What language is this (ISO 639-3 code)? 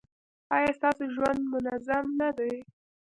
pus